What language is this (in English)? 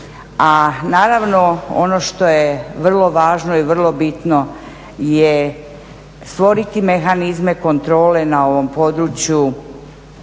Croatian